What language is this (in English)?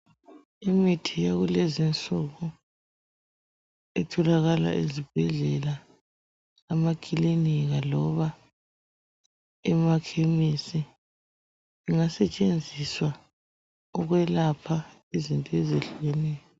North Ndebele